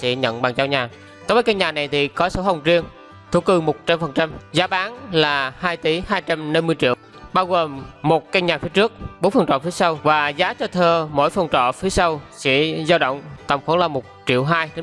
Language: Vietnamese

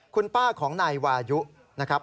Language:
Thai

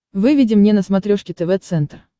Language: Russian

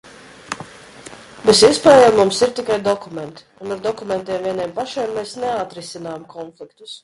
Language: Latvian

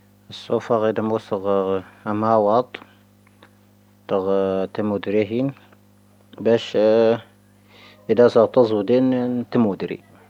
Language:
Tahaggart Tamahaq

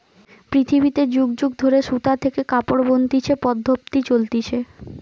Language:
Bangla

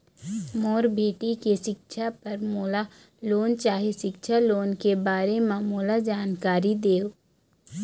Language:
Chhattisgarhi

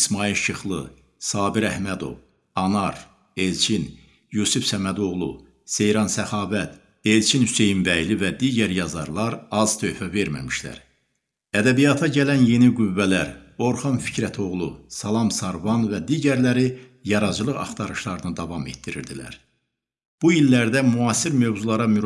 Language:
Turkish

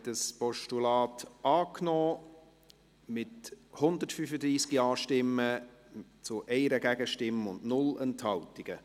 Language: Swiss German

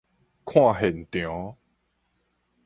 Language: Min Nan Chinese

